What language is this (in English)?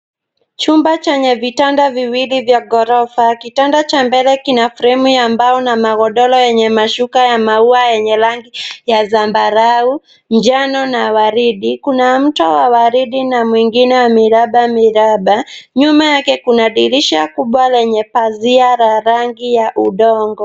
Swahili